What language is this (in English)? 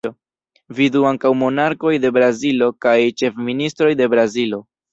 Esperanto